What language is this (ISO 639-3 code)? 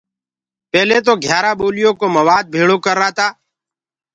ggg